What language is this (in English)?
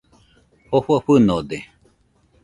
Nüpode Huitoto